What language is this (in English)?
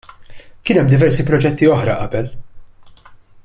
Maltese